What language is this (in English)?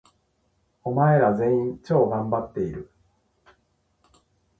Japanese